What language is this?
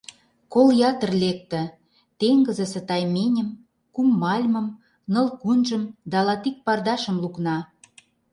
Mari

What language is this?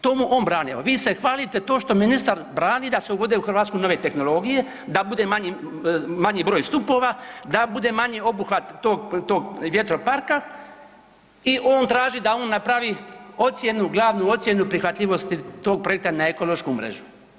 Croatian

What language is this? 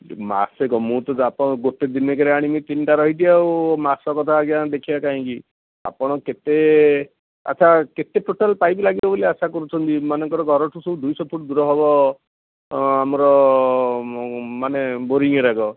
Odia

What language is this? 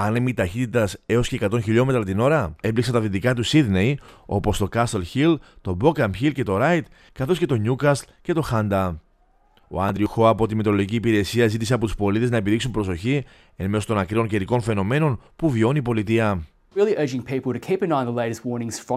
Greek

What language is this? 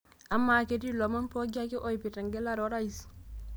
Masai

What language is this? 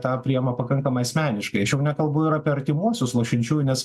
Lithuanian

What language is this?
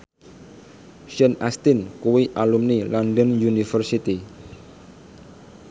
Javanese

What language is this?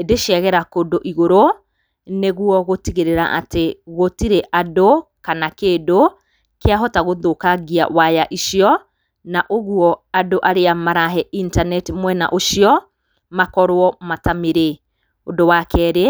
Kikuyu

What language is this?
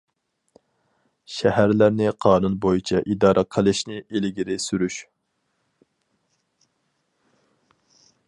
Uyghur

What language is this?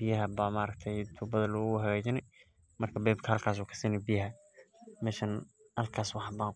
Somali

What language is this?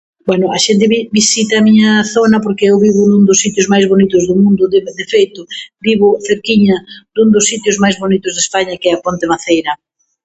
Galician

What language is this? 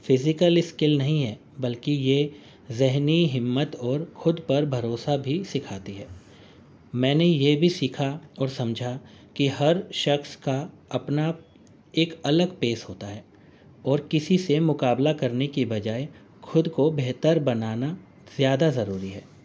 Urdu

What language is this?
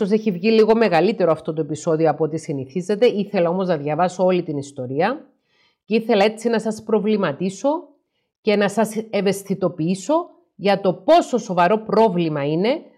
Greek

